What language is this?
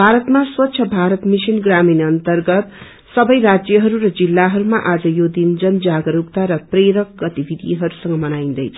Nepali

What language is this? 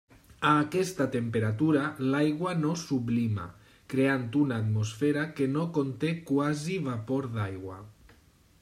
Catalan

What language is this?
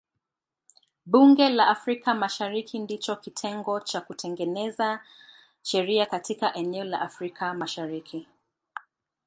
Swahili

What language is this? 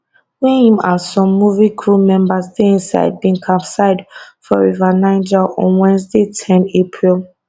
Nigerian Pidgin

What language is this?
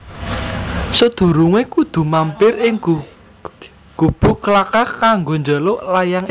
Javanese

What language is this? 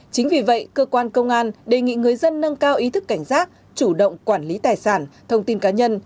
Vietnamese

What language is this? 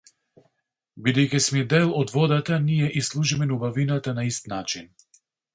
Macedonian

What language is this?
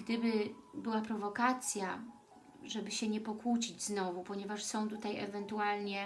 Polish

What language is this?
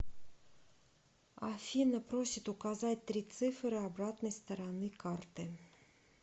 Russian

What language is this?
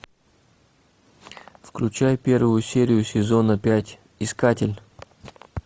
Russian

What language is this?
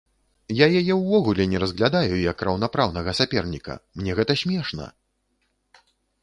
Belarusian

